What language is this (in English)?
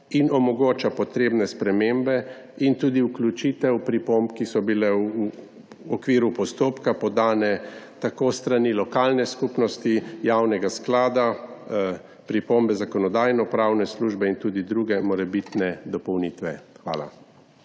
Slovenian